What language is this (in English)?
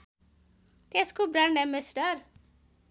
Nepali